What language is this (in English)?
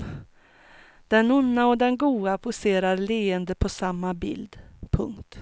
Swedish